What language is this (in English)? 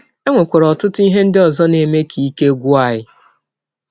Igbo